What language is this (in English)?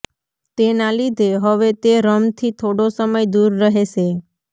Gujarati